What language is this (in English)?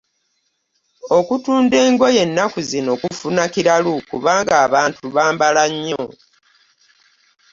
Ganda